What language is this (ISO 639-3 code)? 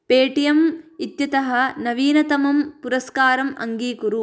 san